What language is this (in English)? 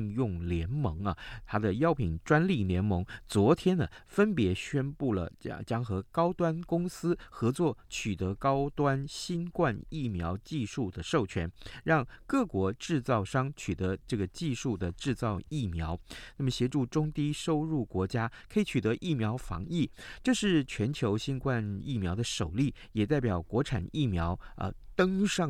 Chinese